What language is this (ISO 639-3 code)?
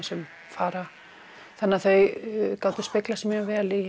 isl